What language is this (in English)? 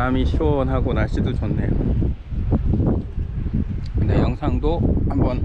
Korean